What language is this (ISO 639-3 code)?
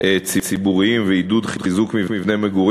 heb